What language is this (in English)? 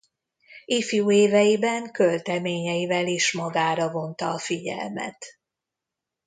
Hungarian